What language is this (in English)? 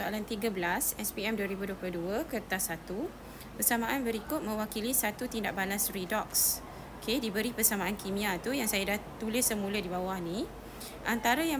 Malay